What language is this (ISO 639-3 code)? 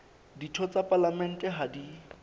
sot